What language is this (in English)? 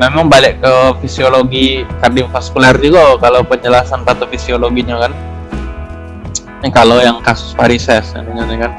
Indonesian